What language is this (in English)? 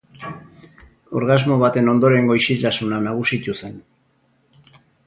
Basque